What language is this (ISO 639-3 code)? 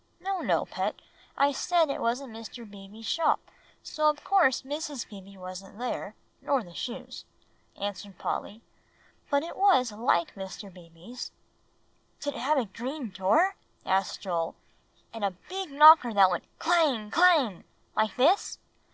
eng